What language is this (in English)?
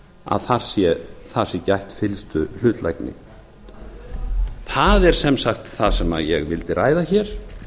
Icelandic